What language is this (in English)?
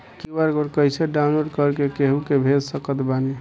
Bhojpuri